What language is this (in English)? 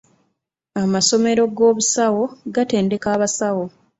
Ganda